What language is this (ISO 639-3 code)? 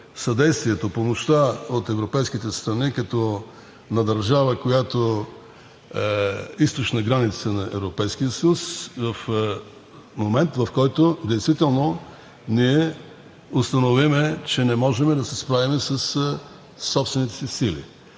bul